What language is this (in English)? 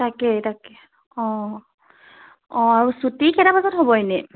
Assamese